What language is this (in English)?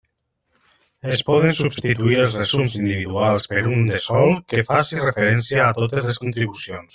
Catalan